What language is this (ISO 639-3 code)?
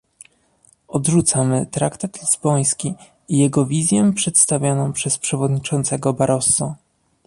pol